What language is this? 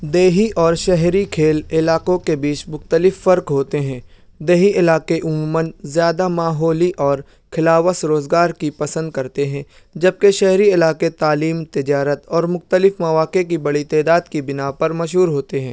Urdu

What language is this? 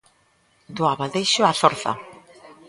Galician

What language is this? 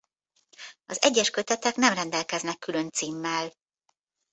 Hungarian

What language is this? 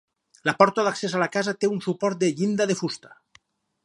Catalan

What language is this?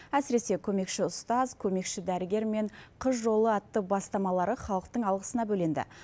Kazakh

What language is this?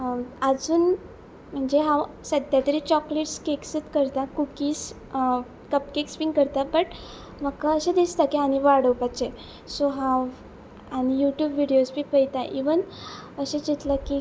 Konkani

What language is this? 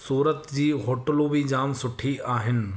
Sindhi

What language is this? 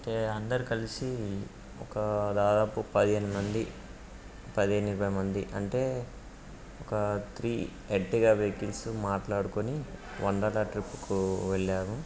Telugu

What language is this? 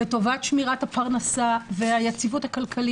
Hebrew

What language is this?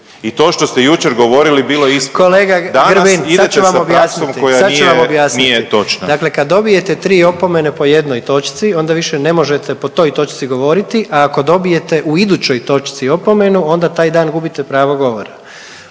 Croatian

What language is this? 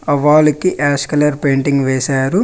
Telugu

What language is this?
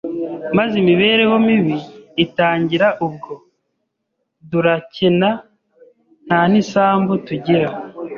Kinyarwanda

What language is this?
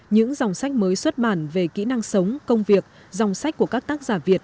Vietnamese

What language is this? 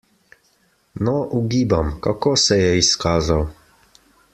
Slovenian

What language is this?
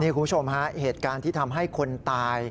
Thai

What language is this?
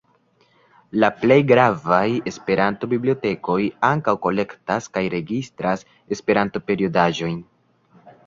Esperanto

